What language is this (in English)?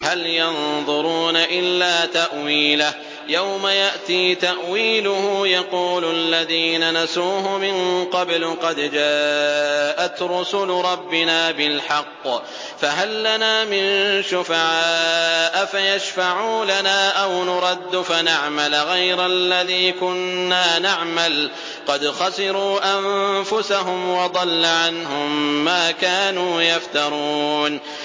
Arabic